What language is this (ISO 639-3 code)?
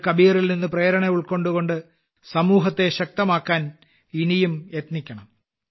mal